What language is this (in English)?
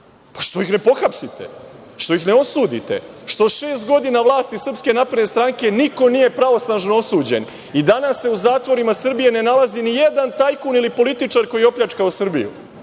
Serbian